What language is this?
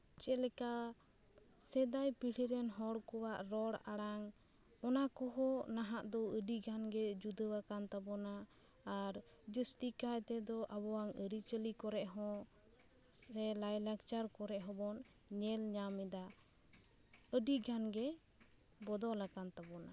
Santali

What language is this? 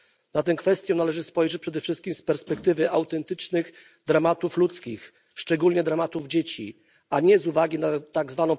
Polish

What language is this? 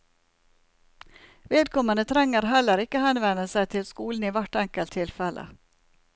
Norwegian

